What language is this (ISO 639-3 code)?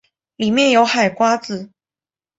zho